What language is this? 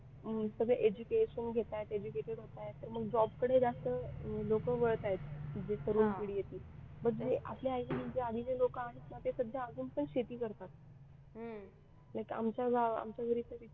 Marathi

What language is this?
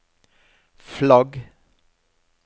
Norwegian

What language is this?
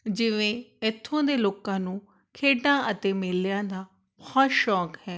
Punjabi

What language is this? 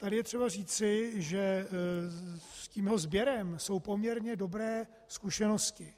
Czech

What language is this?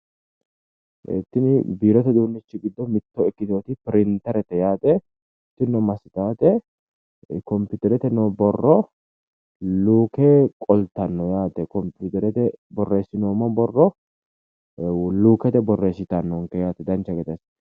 Sidamo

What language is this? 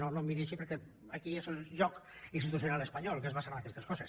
Catalan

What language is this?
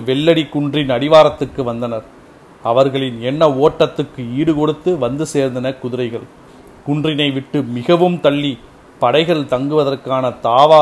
Tamil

